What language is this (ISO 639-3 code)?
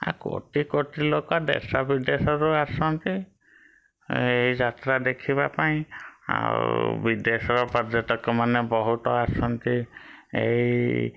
ori